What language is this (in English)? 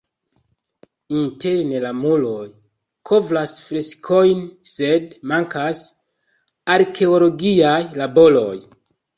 Esperanto